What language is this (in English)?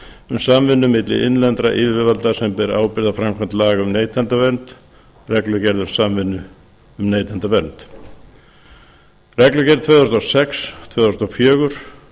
Icelandic